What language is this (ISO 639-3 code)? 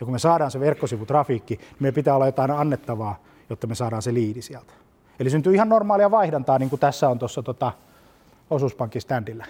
fin